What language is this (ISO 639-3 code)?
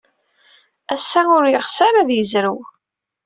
kab